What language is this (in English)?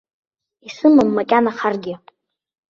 Abkhazian